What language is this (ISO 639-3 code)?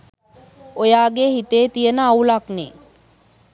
sin